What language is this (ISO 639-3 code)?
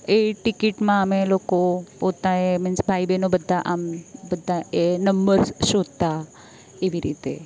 guj